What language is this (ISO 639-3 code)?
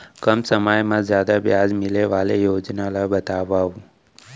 hne